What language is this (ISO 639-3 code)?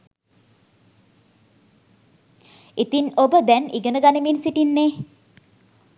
sin